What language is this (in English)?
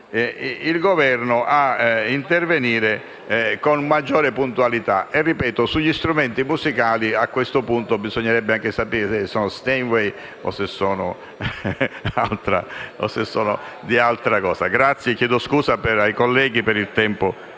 Italian